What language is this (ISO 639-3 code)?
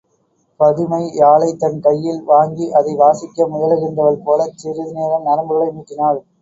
tam